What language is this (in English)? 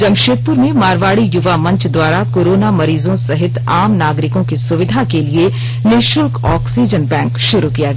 Hindi